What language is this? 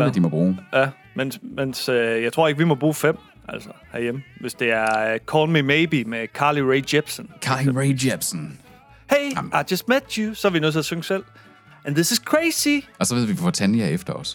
Danish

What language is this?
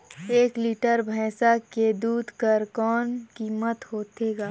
Chhattisgarhi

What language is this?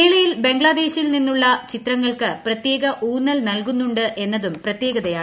Malayalam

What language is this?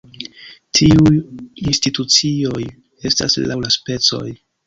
Esperanto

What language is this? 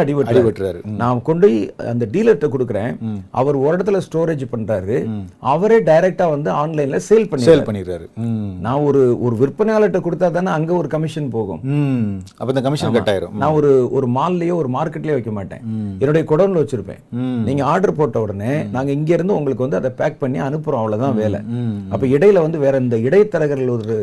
Tamil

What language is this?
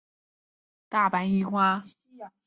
Chinese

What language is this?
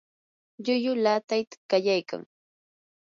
Yanahuanca Pasco Quechua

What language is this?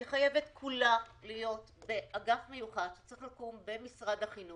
Hebrew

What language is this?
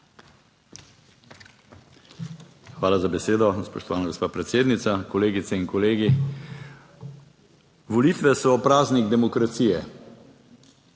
Slovenian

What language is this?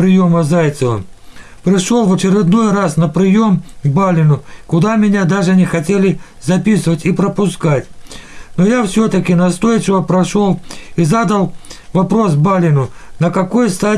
Russian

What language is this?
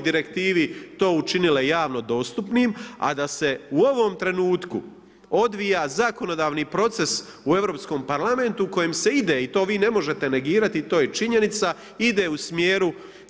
Croatian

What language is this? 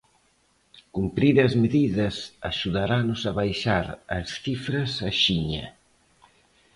Galician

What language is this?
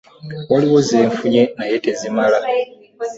Ganda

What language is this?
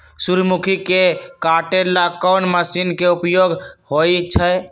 Magahi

